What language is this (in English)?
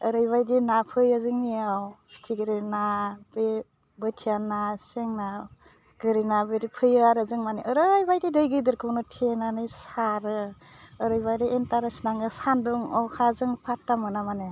Bodo